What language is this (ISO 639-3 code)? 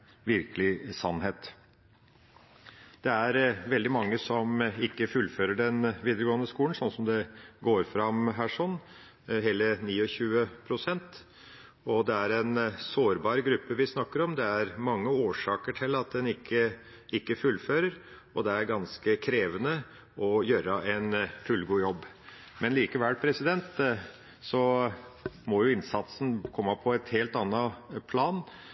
nob